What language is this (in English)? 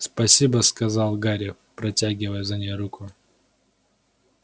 Russian